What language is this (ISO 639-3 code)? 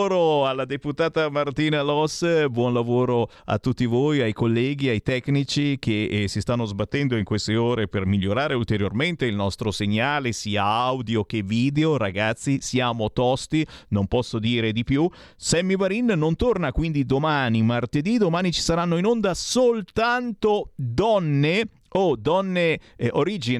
ita